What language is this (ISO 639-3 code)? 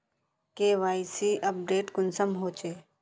mag